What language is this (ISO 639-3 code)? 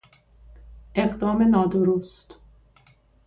fas